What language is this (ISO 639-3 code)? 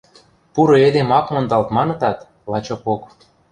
mrj